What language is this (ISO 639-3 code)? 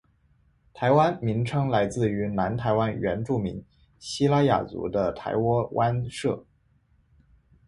zho